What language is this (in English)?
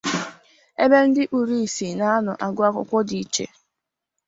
Igbo